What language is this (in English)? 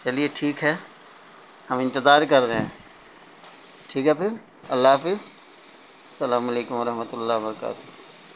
Urdu